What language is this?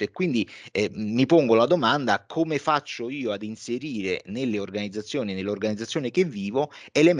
Italian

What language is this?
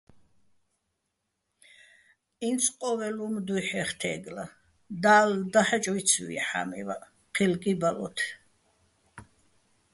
Bats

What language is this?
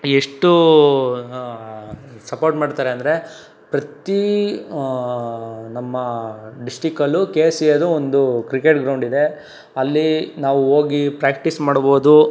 Kannada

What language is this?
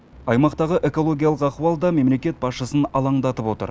Kazakh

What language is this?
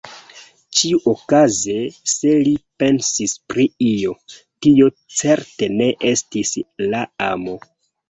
Esperanto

